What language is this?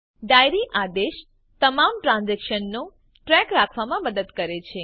Gujarati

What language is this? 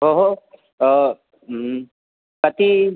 Sanskrit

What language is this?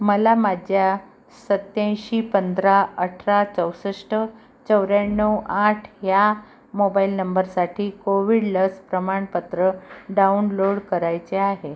Marathi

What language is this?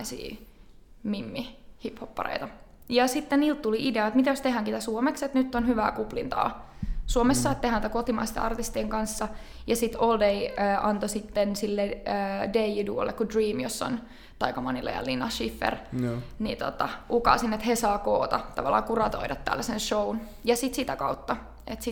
Finnish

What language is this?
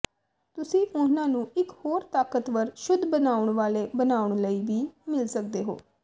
Punjabi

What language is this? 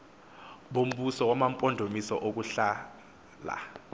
Xhosa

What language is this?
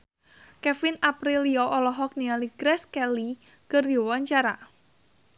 Sundanese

